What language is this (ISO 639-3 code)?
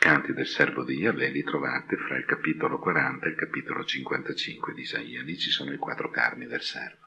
ita